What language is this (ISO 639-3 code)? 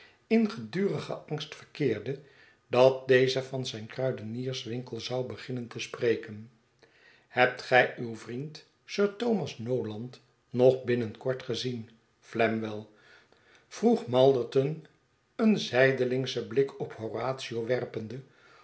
nld